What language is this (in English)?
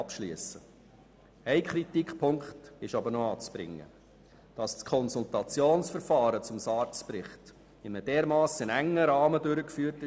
Swiss German